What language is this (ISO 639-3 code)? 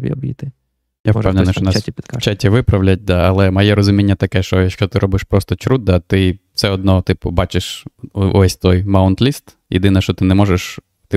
ukr